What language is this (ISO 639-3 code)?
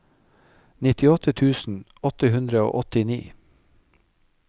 nor